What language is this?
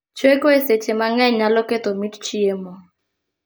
Luo (Kenya and Tanzania)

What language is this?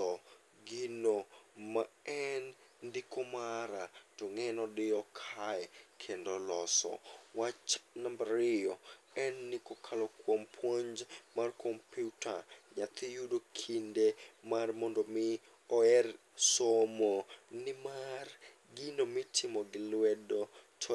Luo (Kenya and Tanzania)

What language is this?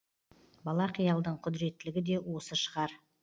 Kazakh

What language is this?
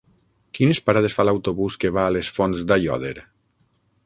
Catalan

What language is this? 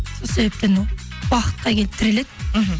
Kazakh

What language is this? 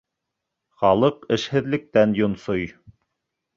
Bashkir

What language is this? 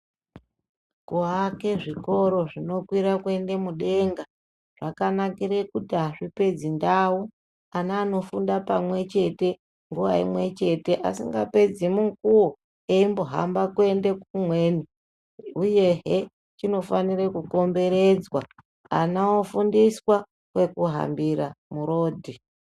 Ndau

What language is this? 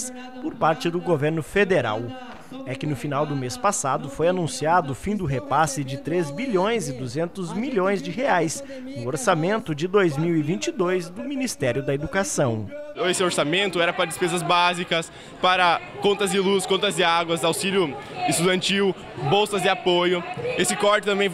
Portuguese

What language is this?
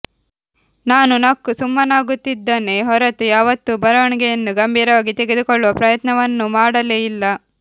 Kannada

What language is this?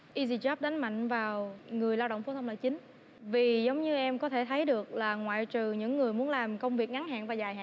Vietnamese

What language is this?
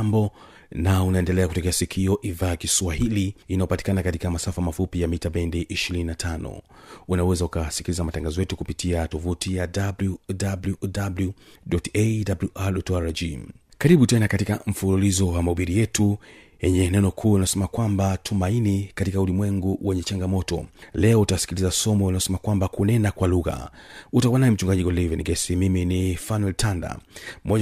Swahili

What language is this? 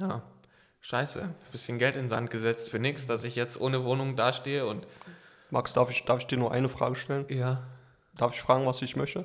German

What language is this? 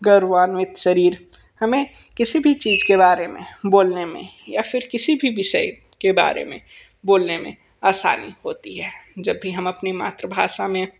Hindi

